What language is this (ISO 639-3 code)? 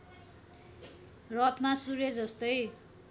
nep